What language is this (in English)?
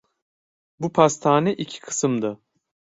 Turkish